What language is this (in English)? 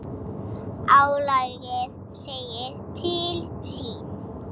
Icelandic